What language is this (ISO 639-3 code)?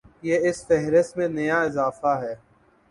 urd